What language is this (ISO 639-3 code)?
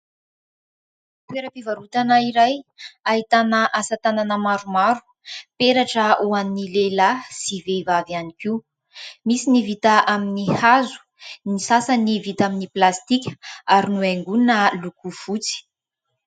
mlg